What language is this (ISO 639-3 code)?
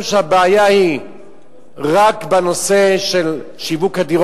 heb